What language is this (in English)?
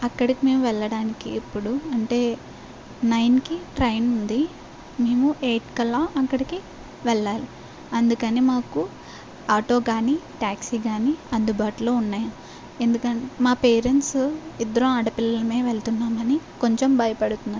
Telugu